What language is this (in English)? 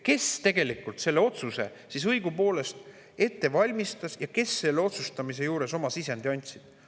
Estonian